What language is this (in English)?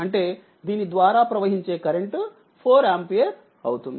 Telugu